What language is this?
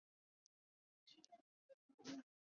Chinese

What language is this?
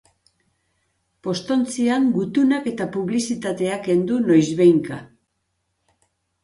Basque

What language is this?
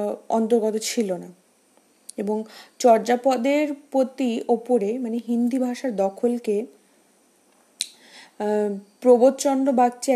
Bangla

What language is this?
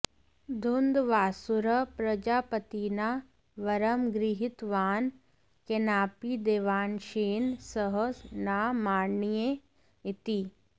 Sanskrit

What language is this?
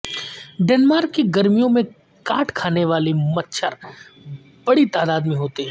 Urdu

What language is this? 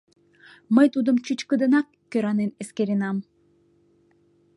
Mari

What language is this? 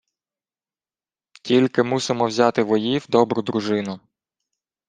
Ukrainian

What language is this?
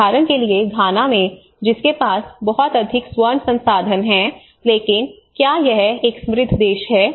Hindi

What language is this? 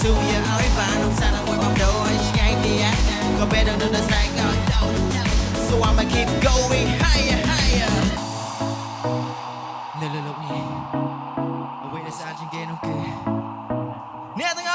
English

